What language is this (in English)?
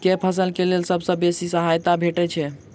Maithili